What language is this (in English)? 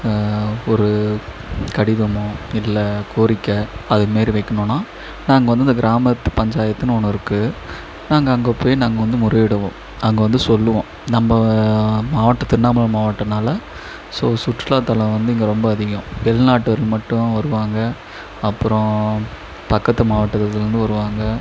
Tamil